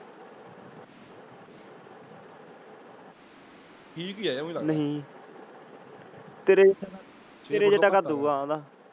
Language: Punjabi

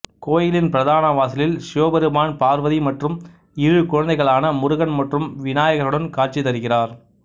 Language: Tamil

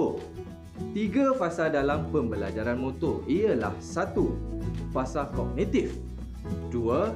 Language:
Malay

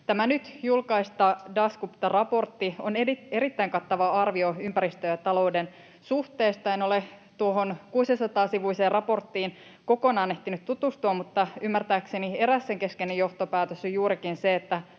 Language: Finnish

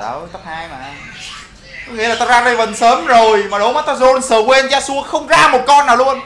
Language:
Vietnamese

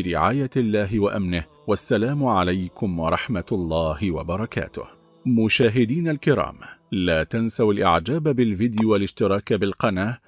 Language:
Arabic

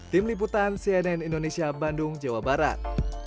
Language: Indonesian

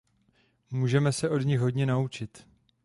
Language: Czech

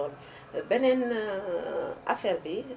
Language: Wolof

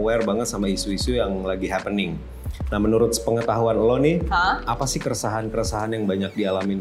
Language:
Indonesian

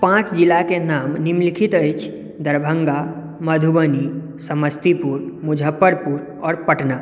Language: Maithili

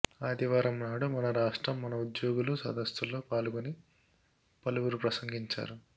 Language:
Telugu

